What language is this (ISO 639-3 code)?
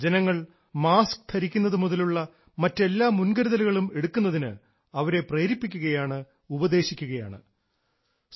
mal